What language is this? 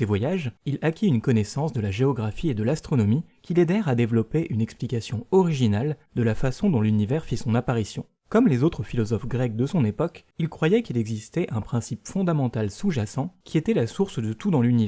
French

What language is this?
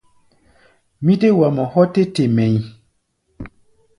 Gbaya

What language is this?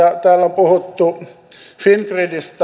Finnish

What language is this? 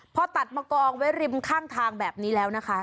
Thai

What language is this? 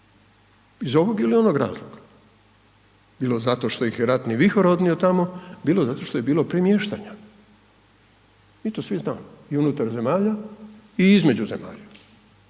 Croatian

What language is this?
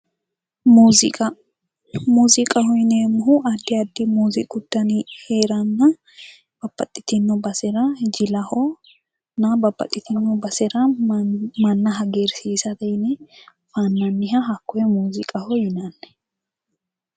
Sidamo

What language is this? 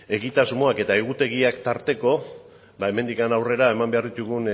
Basque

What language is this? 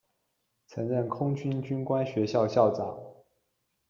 Chinese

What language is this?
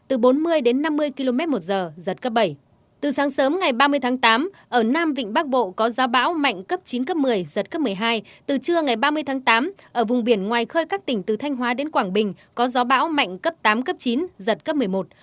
Vietnamese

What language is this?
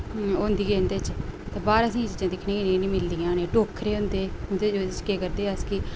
Dogri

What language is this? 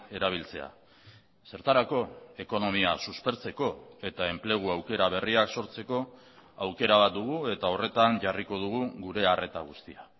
Basque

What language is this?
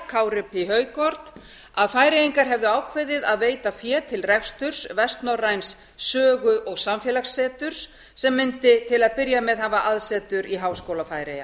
Icelandic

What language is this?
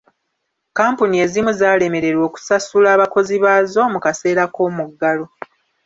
Ganda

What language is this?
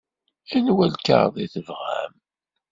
Kabyle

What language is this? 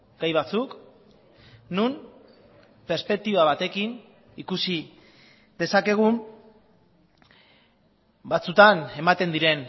Basque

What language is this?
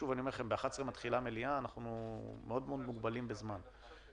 Hebrew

